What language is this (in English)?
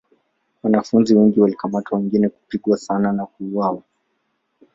Swahili